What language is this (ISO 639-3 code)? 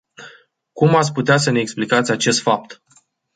ron